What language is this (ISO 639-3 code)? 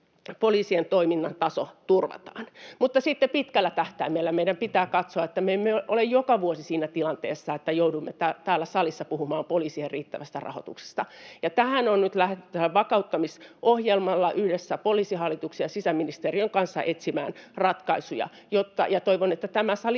fin